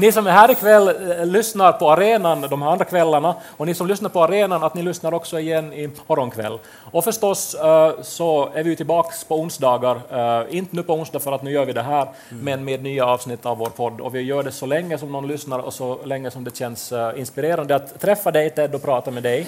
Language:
Swedish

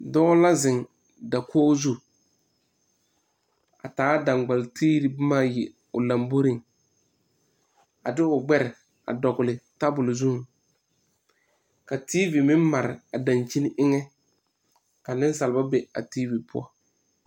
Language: Southern Dagaare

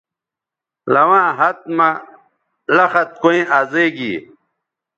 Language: Bateri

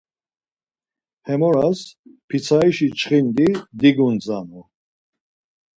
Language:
Laz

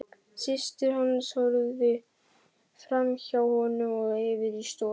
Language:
Icelandic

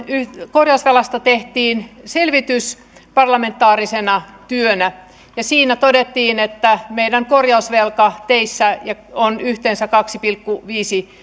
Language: Finnish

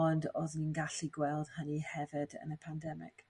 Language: Welsh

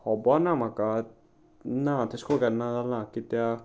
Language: Konkani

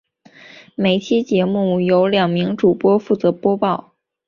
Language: Chinese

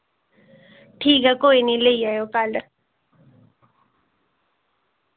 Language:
Dogri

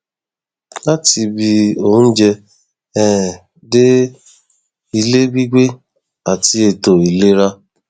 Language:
Yoruba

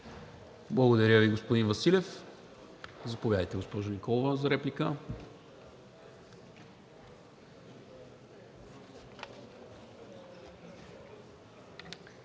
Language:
Bulgarian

